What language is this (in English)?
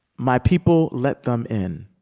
English